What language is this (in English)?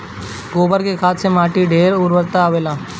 Bhojpuri